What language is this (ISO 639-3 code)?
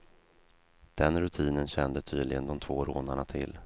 swe